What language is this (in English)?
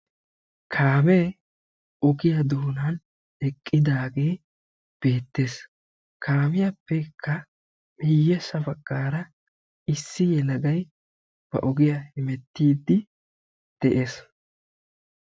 Wolaytta